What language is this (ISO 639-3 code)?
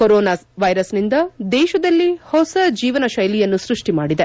kan